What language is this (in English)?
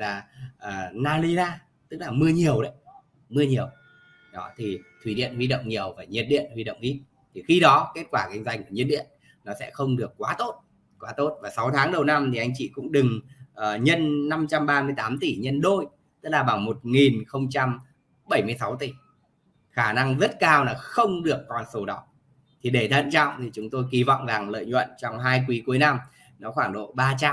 Vietnamese